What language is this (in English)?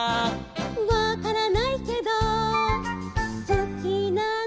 Japanese